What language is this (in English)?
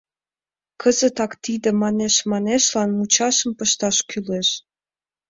Mari